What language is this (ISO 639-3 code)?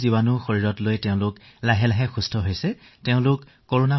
asm